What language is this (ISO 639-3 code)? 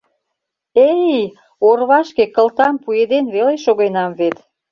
chm